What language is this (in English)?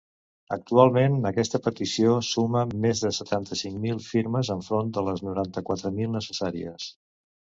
Catalan